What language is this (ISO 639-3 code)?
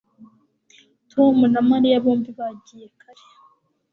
kin